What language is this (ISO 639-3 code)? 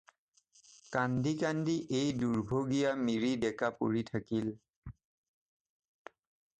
asm